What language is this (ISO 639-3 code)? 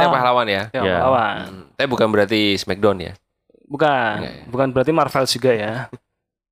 ind